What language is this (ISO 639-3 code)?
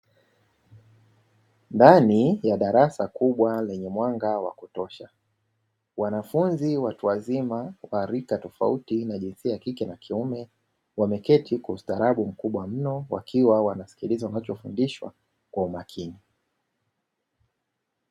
swa